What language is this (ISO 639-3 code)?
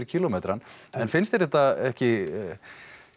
isl